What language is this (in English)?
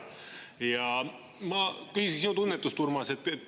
Estonian